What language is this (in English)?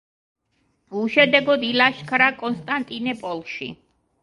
Georgian